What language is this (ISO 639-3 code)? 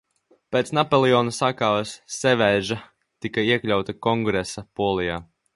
lav